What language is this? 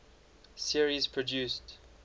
English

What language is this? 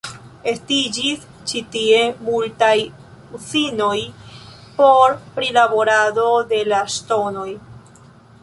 Esperanto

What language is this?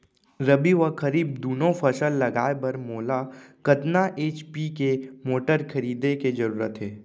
Chhattisgarhi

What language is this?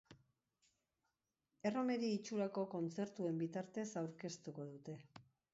Basque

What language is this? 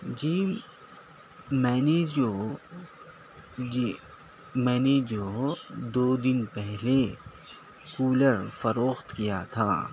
Urdu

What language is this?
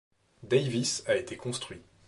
French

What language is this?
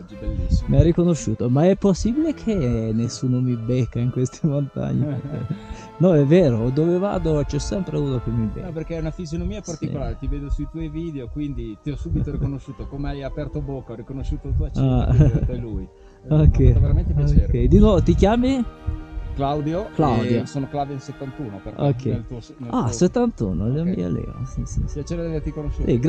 Italian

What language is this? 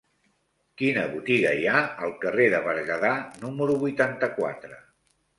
Catalan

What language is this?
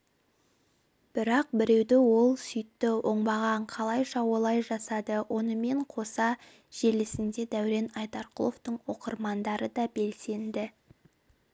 Kazakh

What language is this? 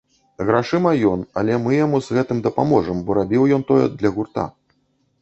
Belarusian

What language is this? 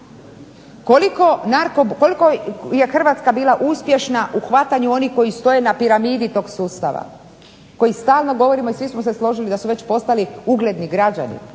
Croatian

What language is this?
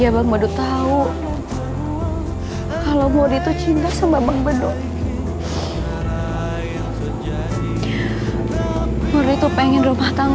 Indonesian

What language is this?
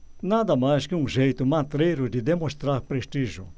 Portuguese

